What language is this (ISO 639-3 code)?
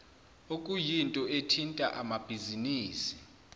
zul